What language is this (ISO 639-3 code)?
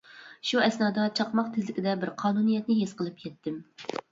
uig